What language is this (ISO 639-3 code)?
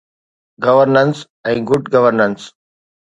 snd